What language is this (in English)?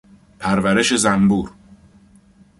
Persian